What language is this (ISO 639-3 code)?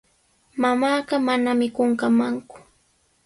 qws